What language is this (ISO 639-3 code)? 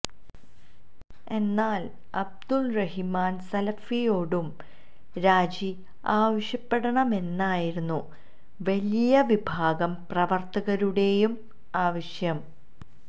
mal